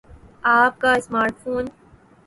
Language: Urdu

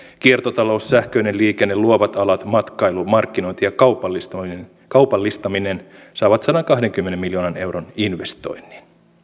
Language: Finnish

